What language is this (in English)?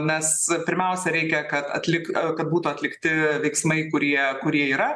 Lithuanian